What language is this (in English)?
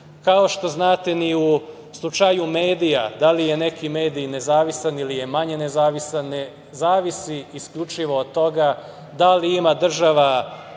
Serbian